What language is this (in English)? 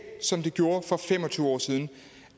Danish